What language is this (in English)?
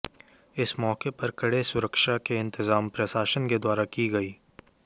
Hindi